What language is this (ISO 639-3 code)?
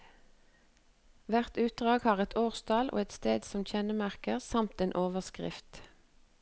nor